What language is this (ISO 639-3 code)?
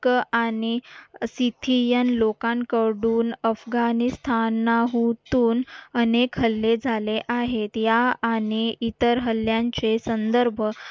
mar